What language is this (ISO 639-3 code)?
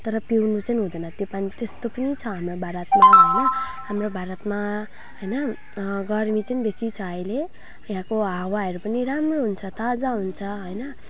nep